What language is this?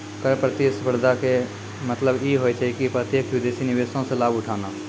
Maithili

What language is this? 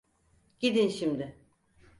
Turkish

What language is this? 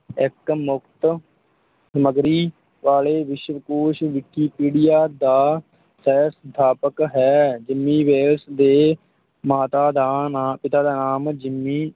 Punjabi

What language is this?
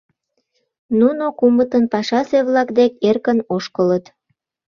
Mari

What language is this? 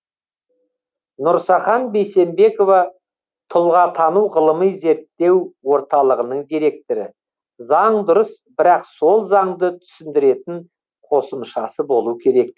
Kazakh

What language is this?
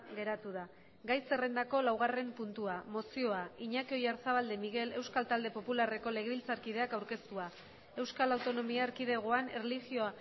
Basque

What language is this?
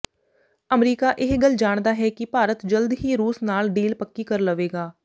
Punjabi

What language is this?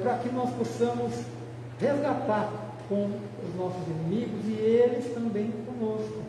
Portuguese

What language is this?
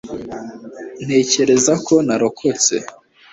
Kinyarwanda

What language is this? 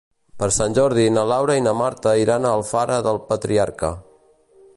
Catalan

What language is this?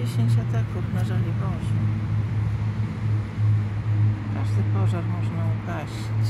Polish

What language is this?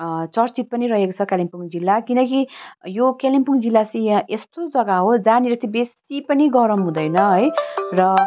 Nepali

